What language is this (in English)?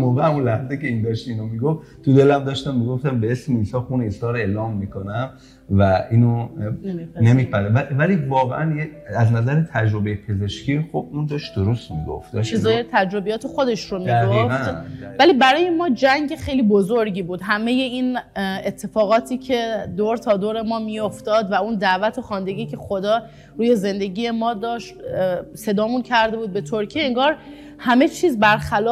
Persian